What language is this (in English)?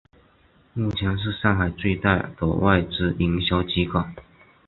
Chinese